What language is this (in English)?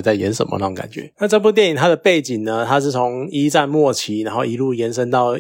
Chinese